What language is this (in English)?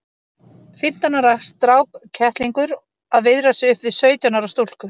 Icelandic